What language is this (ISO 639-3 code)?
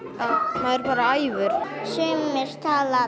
isl